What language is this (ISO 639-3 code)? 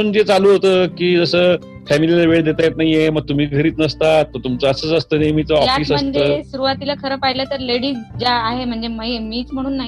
mar